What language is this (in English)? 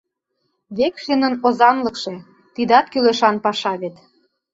Mari